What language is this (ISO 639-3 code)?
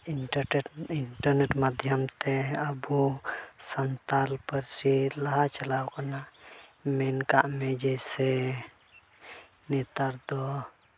sat